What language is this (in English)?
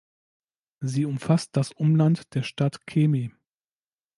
German